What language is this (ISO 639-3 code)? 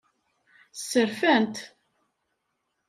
kab